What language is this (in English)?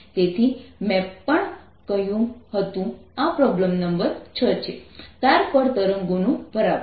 Gujarati